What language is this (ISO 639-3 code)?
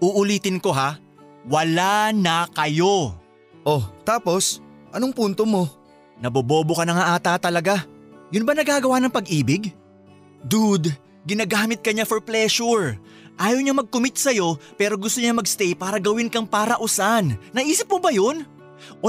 fil